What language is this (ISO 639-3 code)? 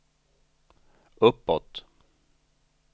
swe